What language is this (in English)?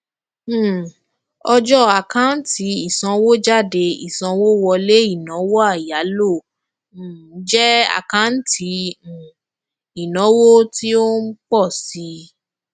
Yoruba